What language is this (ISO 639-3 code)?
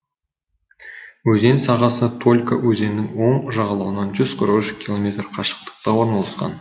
kaz